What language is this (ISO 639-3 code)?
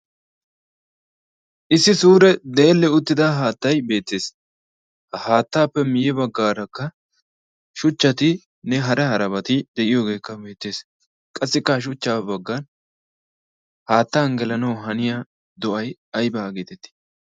wal